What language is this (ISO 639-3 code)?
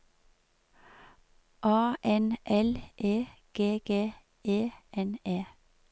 nor